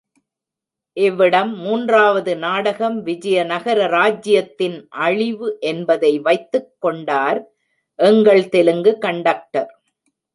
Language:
Tamil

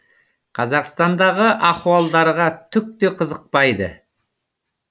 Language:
Kazakh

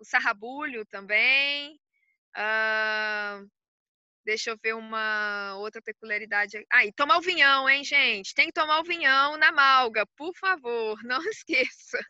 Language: Portuguese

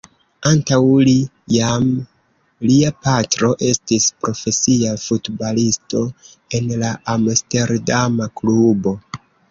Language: Esperanto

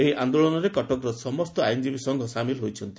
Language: Odia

